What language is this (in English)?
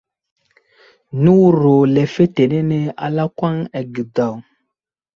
Wuzlam